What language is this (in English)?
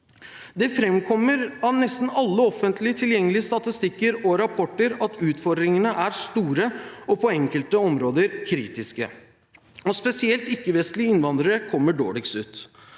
Norwegian